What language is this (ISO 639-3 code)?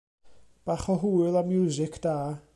cym